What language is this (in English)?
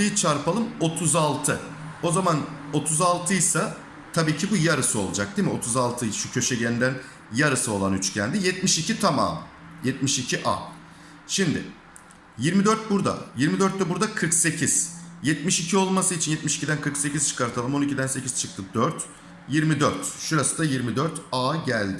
Turkish